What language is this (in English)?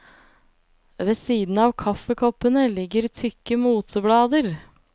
Norwegian